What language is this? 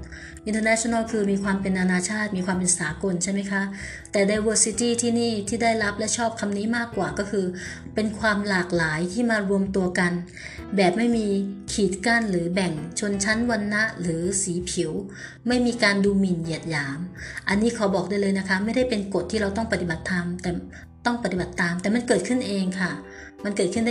Thai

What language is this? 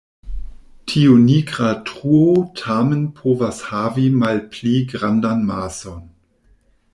Esperanto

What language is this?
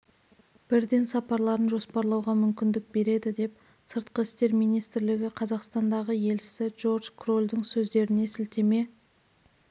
Kazakh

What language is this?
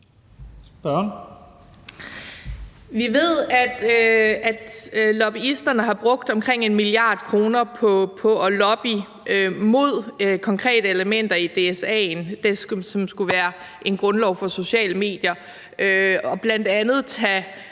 Danish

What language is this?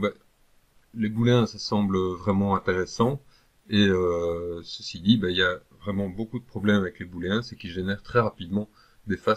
French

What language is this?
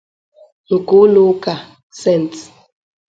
Igbo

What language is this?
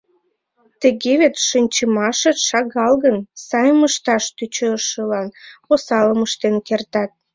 Mari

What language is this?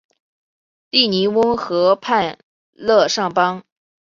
Chinese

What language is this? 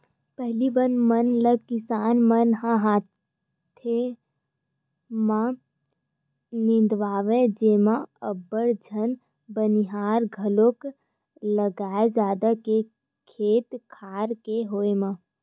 Chhattisgarhi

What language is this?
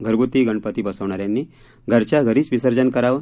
Marathi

